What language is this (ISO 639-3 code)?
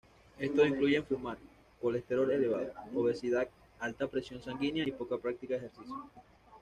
spa